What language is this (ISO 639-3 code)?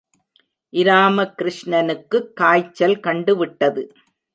tam